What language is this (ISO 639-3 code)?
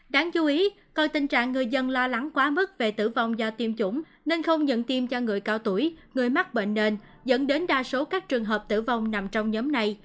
vie